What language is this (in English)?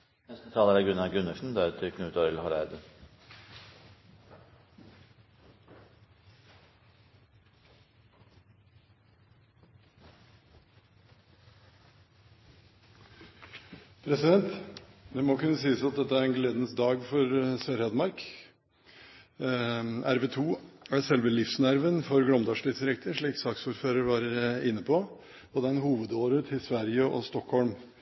Norwegian Bokmål